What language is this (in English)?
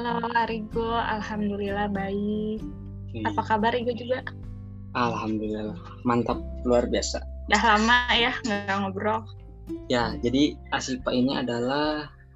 Indonesian